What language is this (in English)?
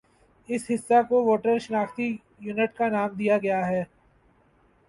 Urdu